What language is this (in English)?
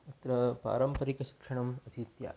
Sanskrit